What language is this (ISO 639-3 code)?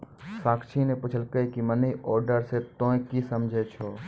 mai